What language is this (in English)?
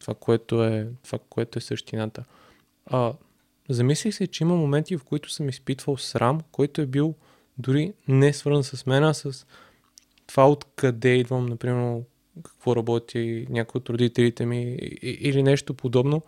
Bulgarian